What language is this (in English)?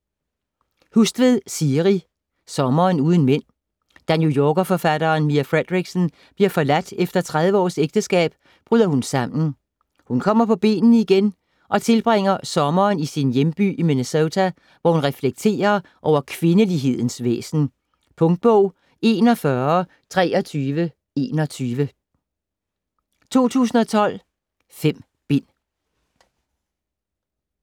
Danish